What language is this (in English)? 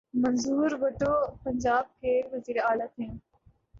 Urdu